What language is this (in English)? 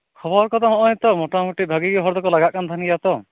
Santali